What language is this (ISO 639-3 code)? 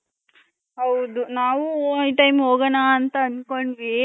kan